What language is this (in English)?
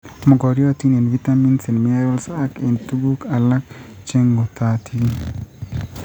Kalenjin